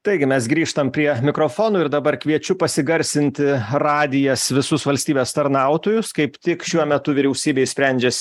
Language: Lithuanian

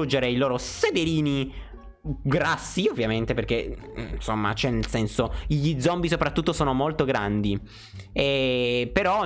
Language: Italian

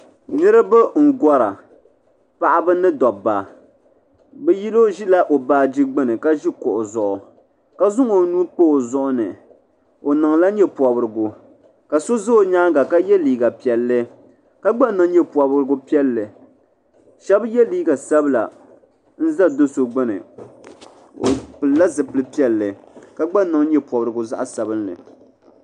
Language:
Dagbani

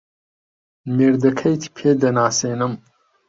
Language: Central Kurdish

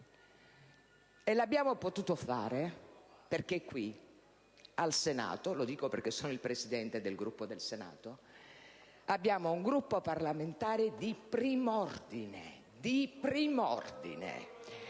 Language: Italian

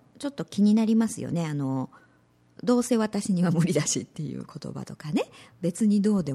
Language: Japanese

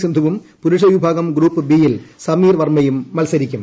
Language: Malayalam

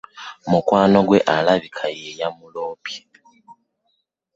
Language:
Ganda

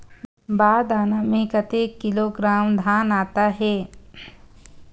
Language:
Chhattisgarhi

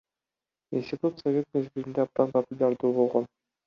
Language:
Kyrgyz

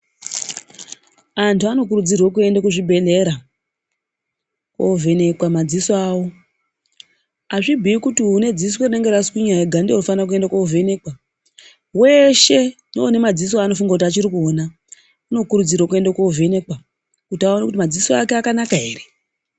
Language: Ndau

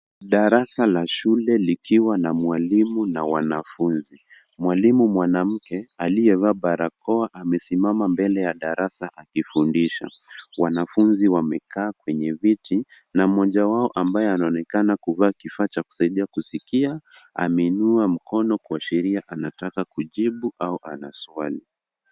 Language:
Swahili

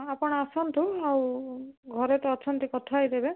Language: Odia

